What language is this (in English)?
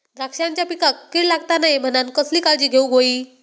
Marathi